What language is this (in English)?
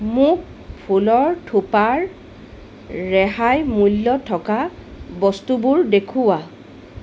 Assamese